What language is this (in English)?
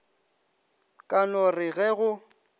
Northern Sotho